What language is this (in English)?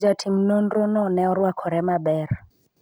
Luo (Kenya and Tanzania)